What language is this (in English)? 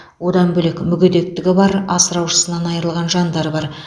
Kazakh